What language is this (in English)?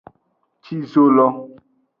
Aja (Benin)